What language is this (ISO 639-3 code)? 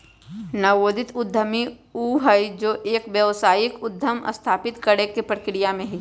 mag